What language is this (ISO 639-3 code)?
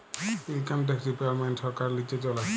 ben